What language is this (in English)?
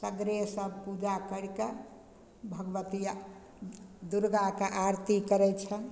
Maithili